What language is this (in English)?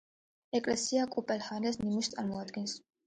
Georgian